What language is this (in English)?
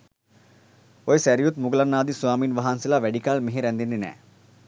Sinhala